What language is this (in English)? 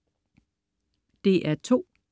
Danish